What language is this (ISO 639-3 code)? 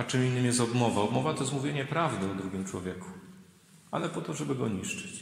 pol